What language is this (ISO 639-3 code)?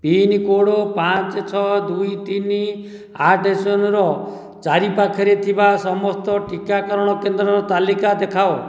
ori